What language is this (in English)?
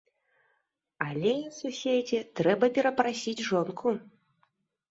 Belarusian